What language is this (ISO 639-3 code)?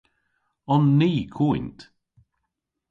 cor